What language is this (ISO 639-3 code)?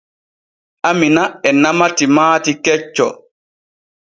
fue